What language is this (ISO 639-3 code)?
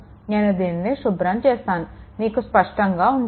tel